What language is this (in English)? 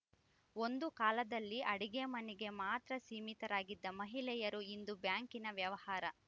Kannada